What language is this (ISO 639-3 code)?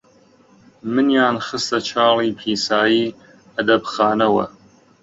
ckb